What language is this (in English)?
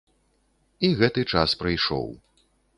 Belarusian